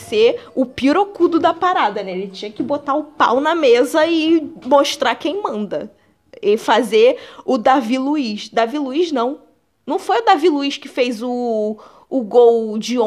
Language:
Portuguese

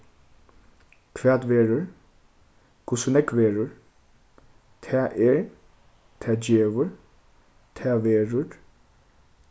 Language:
Faroese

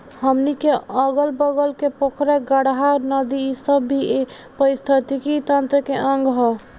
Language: Bhojpuri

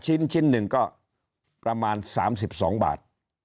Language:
Thai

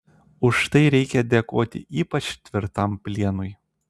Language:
Lithuanian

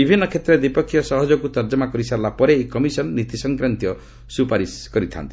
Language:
Odia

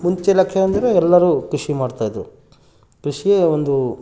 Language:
Kannada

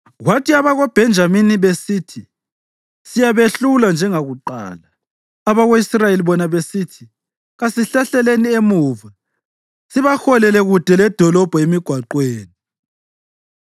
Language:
North Ndebele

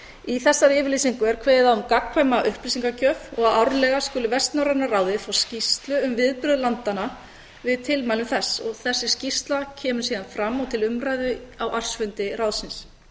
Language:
Icelandic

